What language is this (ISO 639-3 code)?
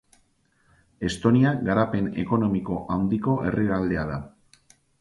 eus